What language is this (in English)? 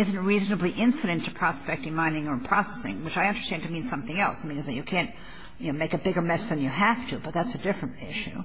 English